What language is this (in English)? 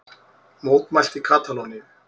Icelandic